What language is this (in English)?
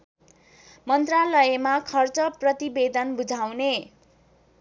Nepali